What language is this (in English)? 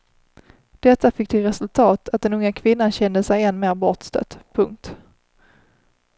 Swedish